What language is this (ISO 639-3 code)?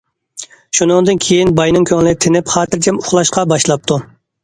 uig